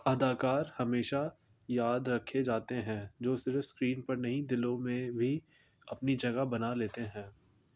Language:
Urdu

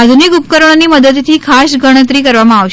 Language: Gujarati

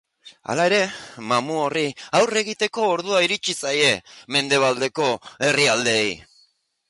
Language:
Basque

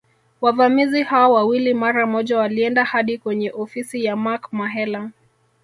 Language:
Swahili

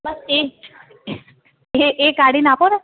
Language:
Gujarati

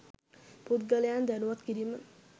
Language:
Sinhala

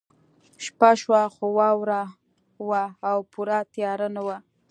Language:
Pashto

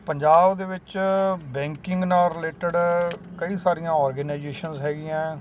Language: Punjabi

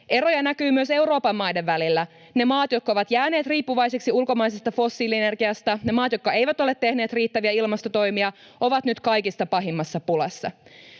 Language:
Finnish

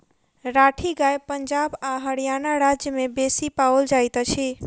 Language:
Maithili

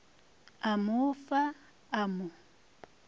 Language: Northern Sotho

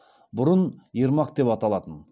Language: Kazakh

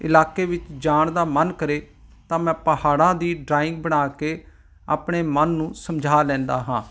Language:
Punjabi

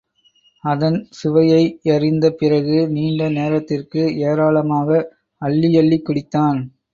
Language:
Tamil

